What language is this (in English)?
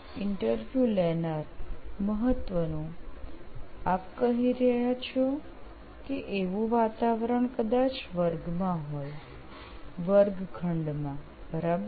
Gujarati